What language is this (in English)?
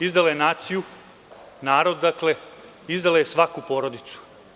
Serbian